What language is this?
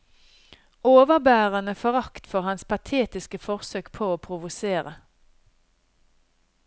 Norwegian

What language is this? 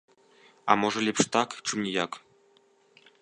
Belarusian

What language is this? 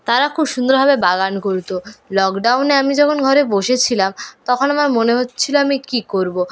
Bangla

